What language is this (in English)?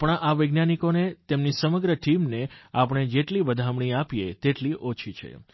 Gujarati